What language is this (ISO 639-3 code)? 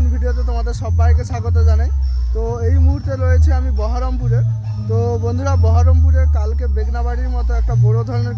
tha